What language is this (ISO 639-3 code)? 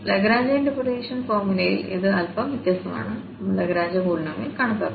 mal